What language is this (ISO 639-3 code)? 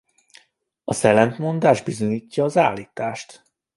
hun